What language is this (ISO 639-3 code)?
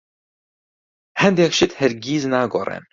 ckb